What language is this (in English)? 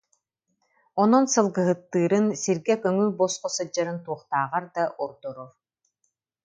Yakut